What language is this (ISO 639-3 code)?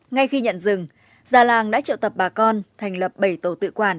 vie